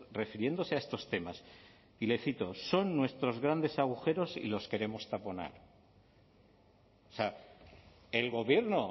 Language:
Spanish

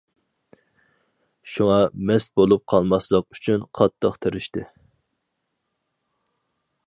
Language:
Uyghur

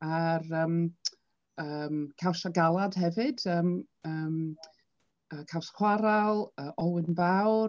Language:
Welsh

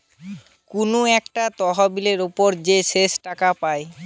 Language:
Bangla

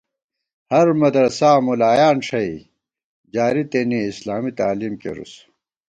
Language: Gawar-Bati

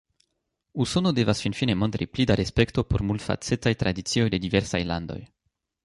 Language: Esperanto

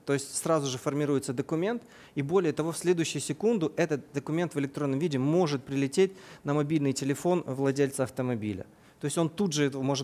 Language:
Russian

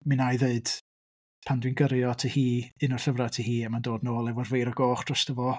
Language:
Welsh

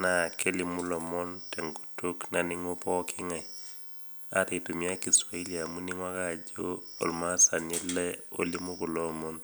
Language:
Masai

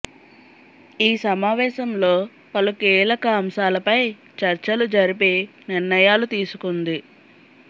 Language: Telugu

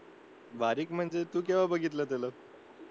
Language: Marathi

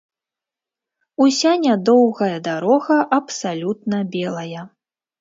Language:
Belarusian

